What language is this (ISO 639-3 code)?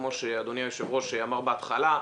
heb